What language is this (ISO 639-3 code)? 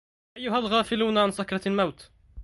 ara